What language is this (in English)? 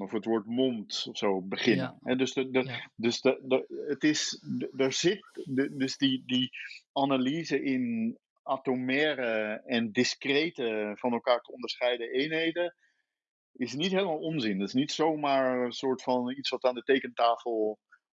Dutch